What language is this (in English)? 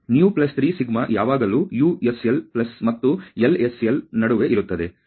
Kannada